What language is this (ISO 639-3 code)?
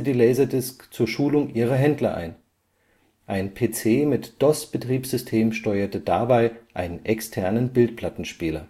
deu